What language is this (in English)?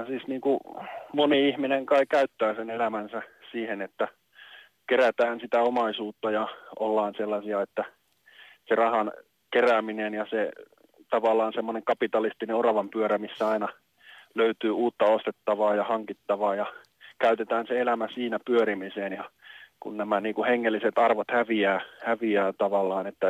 Finnish